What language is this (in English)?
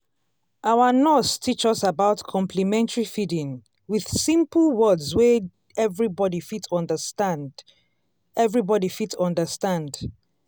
Nigerian Pidgin